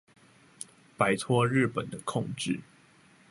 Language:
Chinese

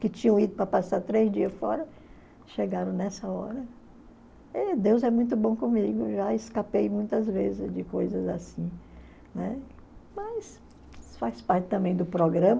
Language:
Portuguese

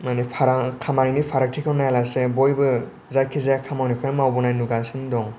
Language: Bodo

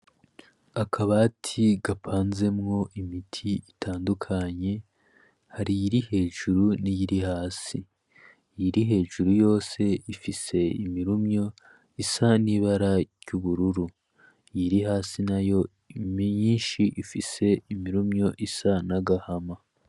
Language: Rundi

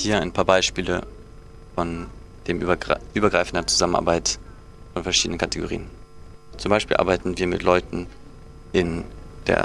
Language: German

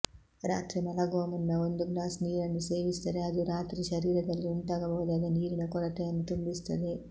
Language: Kannada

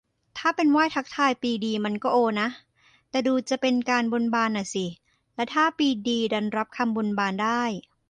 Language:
Thai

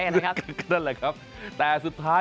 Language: Thai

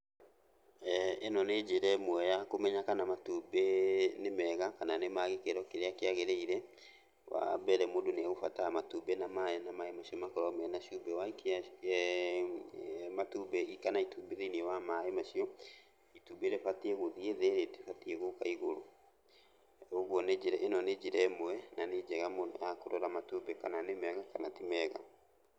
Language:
Kikuyu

